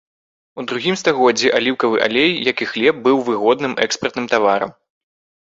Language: Belarusian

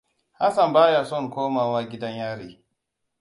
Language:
Hausa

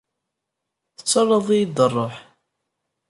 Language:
Kabyle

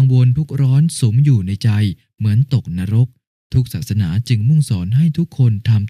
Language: Thai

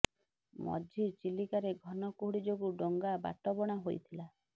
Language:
Odia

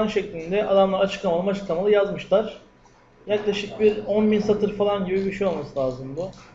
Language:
Turkish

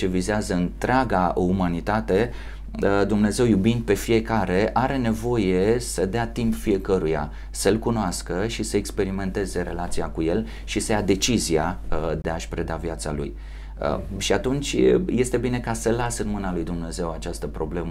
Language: Romanian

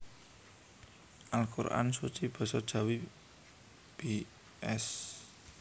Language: Javanese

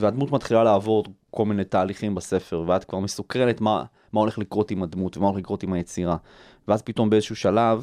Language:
Hebrew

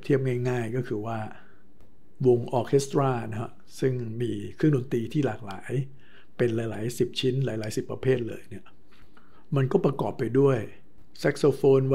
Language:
Thai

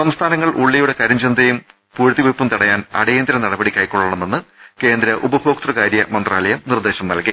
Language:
Malayalam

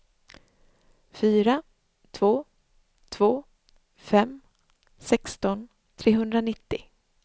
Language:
Swedish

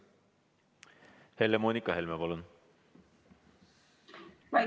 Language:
Estonian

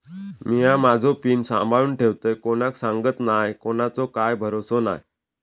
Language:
Marathi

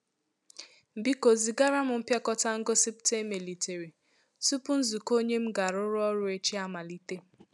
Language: Igbo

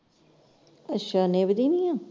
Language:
Punjabi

